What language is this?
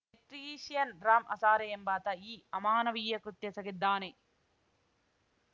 Kannada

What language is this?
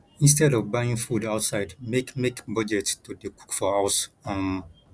Nigerian Pidgin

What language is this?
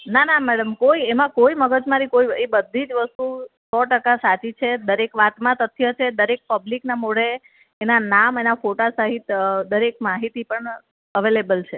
Gujarati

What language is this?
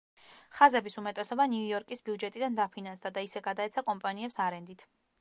Georgian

